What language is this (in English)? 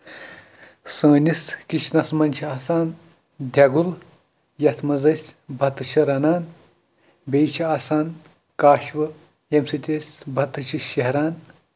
Kashmiri